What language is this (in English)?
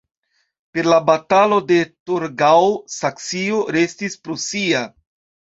Esperanto